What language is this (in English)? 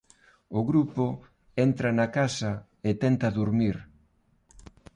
Galician